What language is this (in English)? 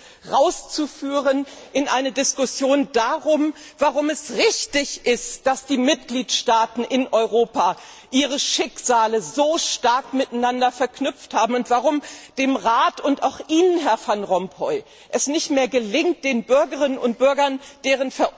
German